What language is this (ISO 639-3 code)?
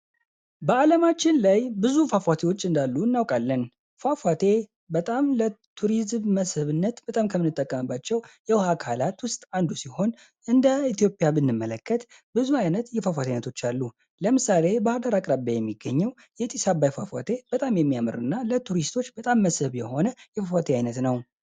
amh